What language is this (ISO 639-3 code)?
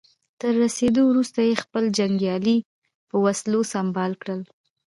pus